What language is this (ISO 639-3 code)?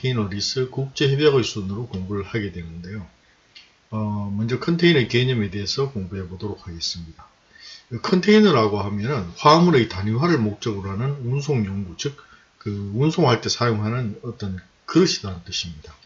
kor